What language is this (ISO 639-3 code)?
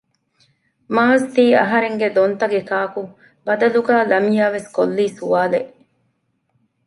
div